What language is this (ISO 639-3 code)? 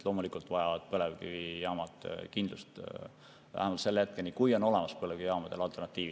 est